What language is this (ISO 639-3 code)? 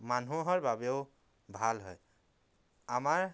asm